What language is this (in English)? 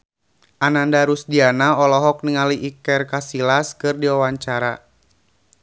Sundanese